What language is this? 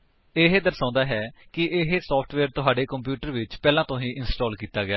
Punjabi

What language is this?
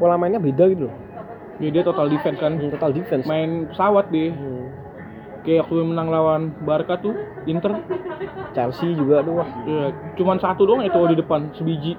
Indonesian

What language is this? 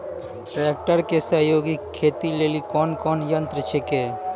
Maithili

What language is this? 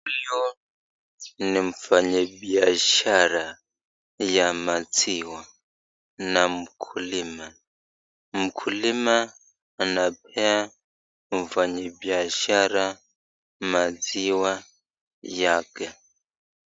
Swahili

